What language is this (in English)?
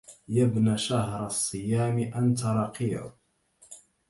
Arabic